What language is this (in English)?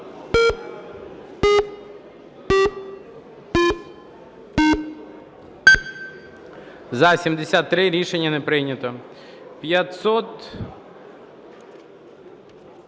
Ukrainian